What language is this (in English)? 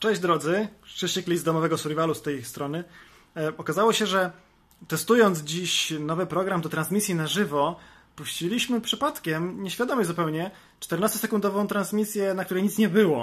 Polish